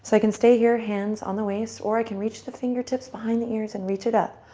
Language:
English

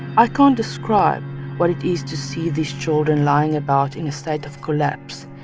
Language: English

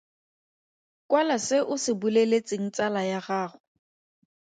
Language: Tswana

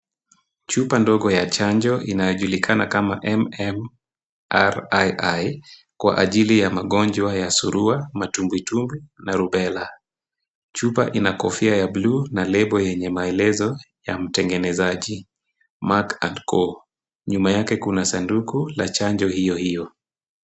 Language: Swahili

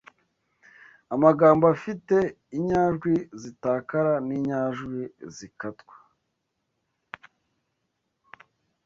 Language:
Kinyarwanda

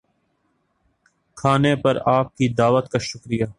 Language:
Urdu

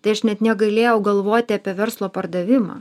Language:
Lithuanian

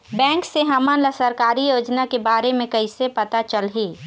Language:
Chhattisgarhi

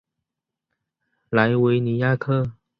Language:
Chinese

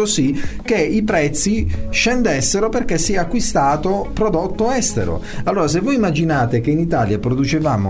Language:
Italian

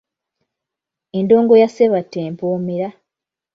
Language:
Ganda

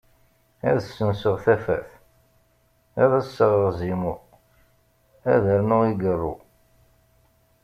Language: Kabyle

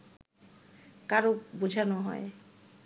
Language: Bangla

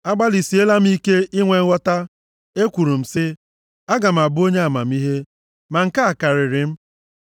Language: Igbo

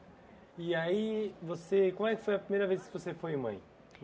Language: Portuguese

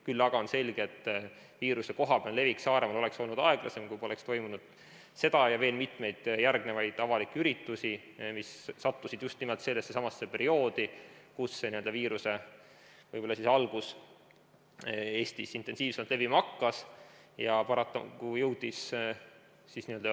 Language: Estonian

